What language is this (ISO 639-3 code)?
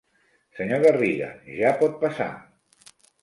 cat